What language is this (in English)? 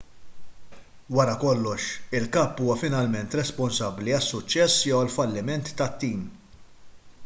Maltese